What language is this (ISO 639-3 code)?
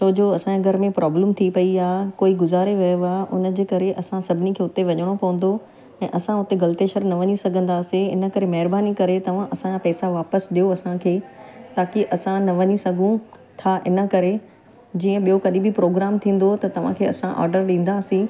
snd